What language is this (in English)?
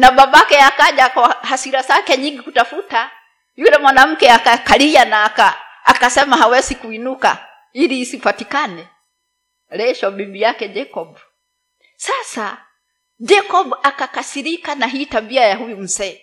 Swahili